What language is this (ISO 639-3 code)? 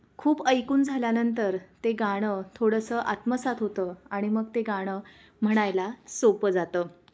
mar